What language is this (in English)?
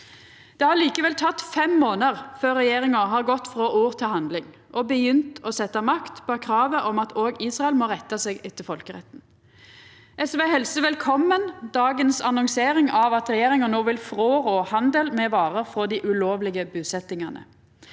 Norwegian